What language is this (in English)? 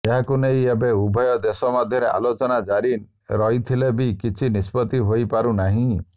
Odia